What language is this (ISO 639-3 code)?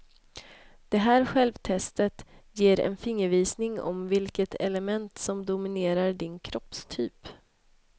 swe